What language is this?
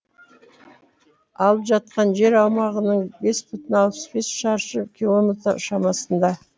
Kazakh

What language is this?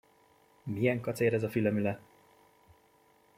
Hungarian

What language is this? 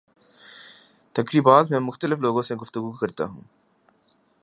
Urdu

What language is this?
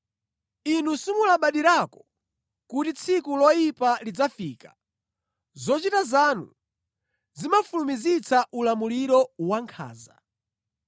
Nyanja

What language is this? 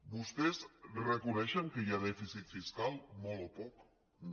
Catalan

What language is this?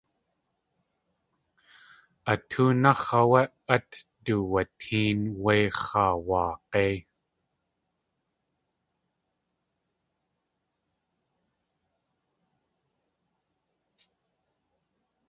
Tlingit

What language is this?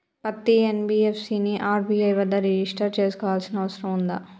Telugu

